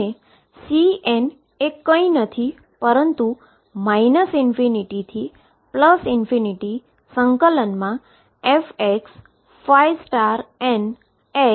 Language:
Gujarati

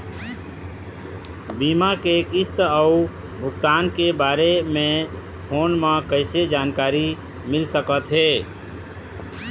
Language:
Chhattisgarhi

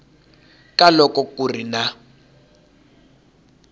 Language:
Tsonga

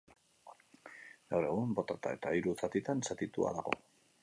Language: Basque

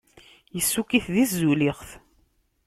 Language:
Kabyle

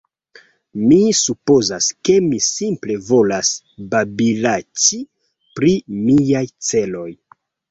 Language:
Esperanto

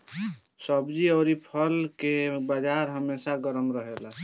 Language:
Bhojpuri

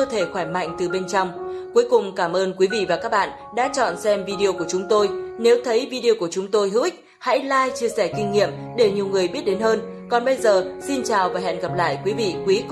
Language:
Vietnamese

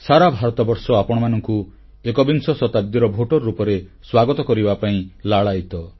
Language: Odia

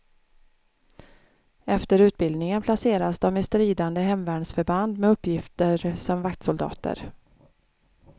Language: Swedish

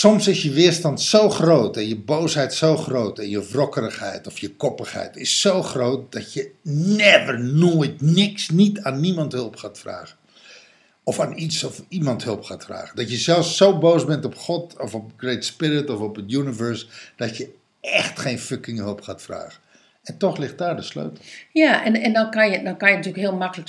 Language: Dutch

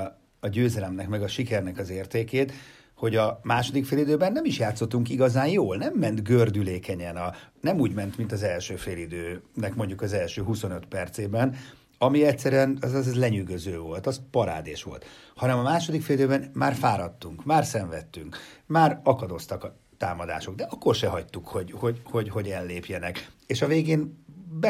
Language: Hungarian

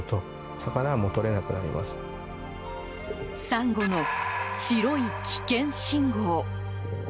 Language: Japanese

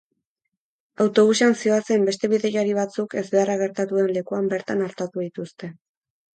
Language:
Basque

